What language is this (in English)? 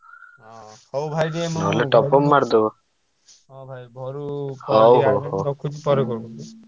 Odia